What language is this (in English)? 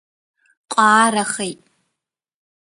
Abkhazian